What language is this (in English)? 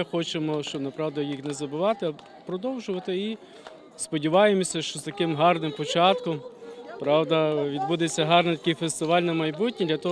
Ukrainian